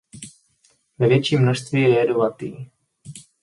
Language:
Czech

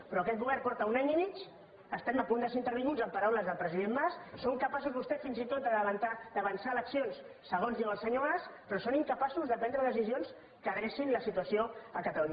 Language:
Catalan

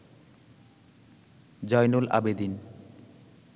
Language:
Bangla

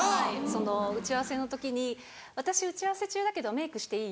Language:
Japanese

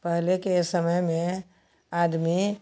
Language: Hindi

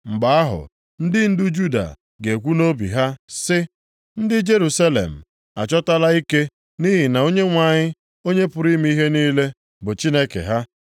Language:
Igbo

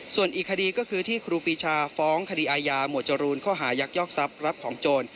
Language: Thai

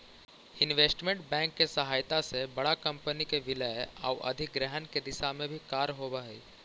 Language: Magahi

